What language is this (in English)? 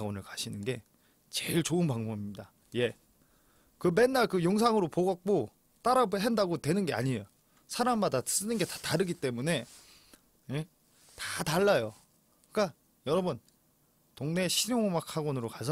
Korean